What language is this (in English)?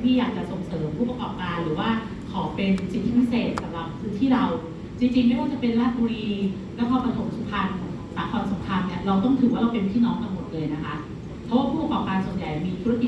Thai